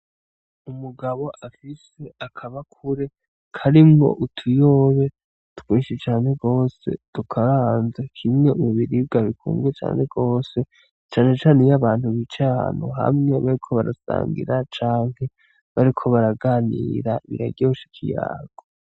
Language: Rundi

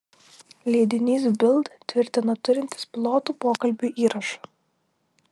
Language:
Lithuanian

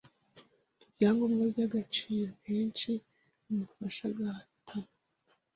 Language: Kinyarwanda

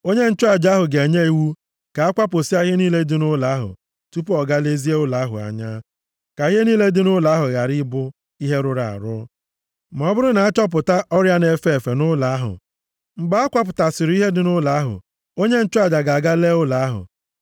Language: Igbo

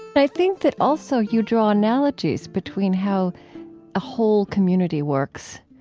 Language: English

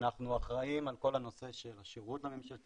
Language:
Hebrew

